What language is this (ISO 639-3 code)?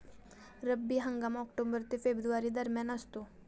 mar